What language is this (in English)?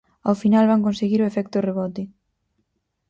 Galician